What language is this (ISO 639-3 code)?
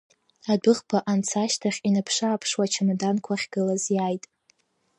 abk